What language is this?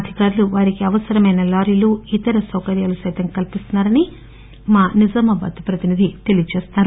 Telugu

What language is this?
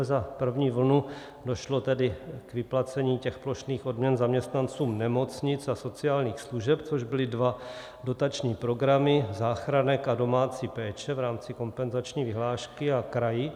Czech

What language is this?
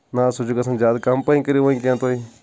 Kashmiri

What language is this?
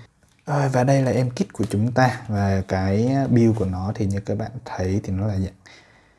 Vietnamese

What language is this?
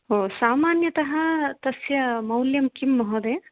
Sanskrit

